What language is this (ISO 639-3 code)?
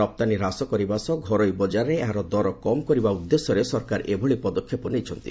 ori